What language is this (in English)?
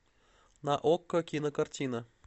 Russian